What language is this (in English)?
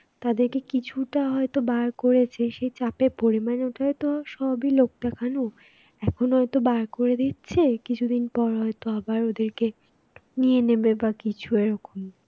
Bangla